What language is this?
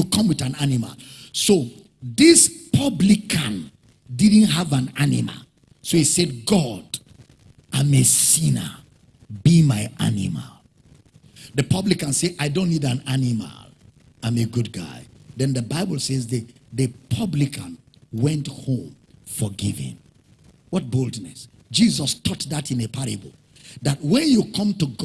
English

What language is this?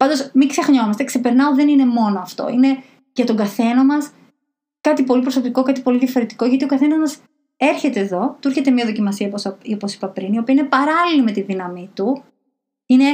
Greek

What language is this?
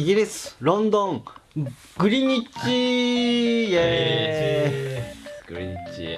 Japanese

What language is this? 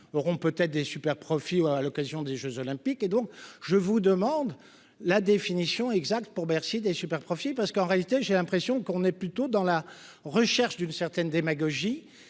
French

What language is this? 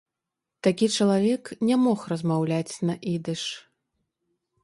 Belarusian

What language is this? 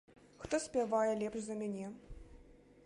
Belarusian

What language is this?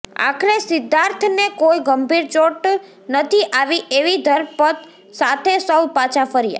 Gujarati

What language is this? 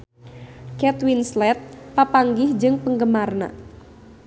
Sundanese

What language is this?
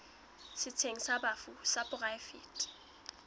Southern Sotho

